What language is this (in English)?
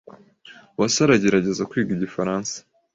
Kinyarwanda